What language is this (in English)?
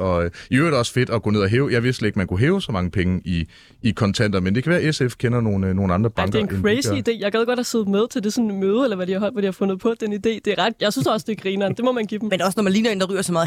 Danish